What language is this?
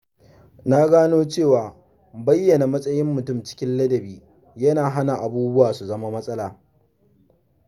Hausa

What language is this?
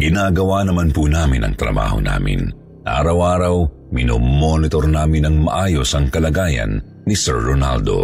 Filipino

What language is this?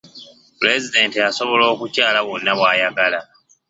Ganda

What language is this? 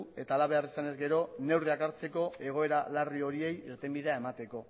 Basque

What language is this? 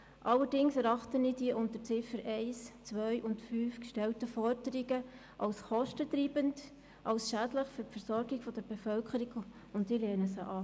Swiss German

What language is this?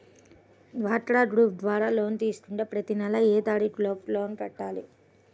Telugu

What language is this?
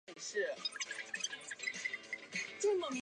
Chinese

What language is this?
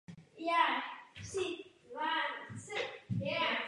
Czech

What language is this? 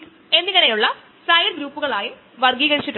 Malayalam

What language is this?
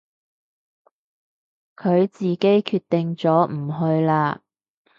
Cantonese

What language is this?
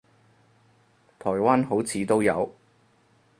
Cantonese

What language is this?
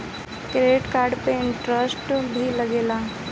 Bhojpuri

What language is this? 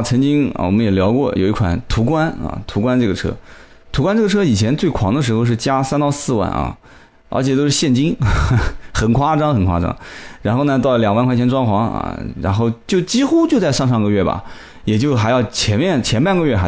Chinese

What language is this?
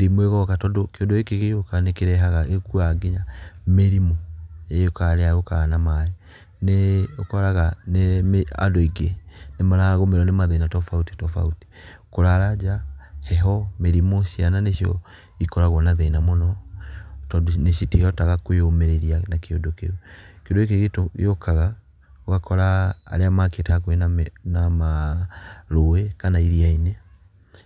Kikuyu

